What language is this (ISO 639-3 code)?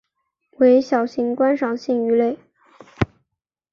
zho